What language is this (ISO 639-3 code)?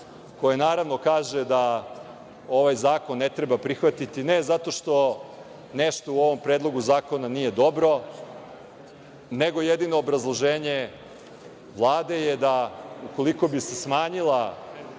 srp